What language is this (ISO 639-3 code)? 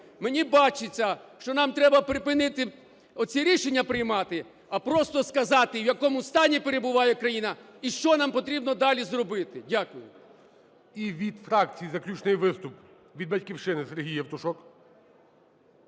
ukr